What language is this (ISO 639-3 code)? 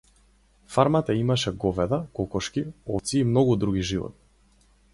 mkd